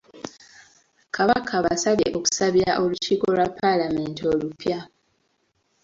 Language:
Ganda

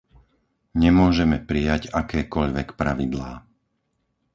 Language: Slovak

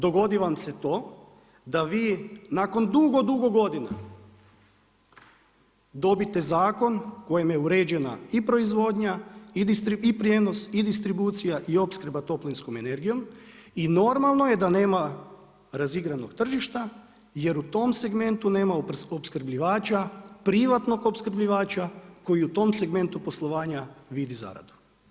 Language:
Croatian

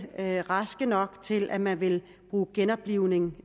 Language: Danish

